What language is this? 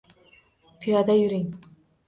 Uzbek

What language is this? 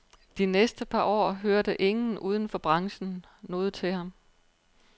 Danish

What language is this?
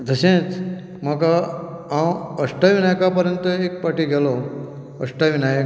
Konkani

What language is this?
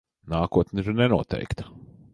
Latvian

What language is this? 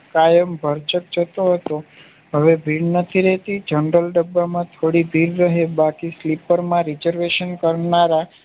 Gujarati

